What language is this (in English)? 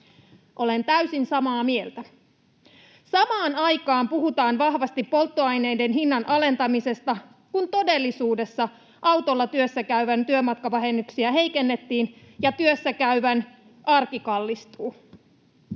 Finnish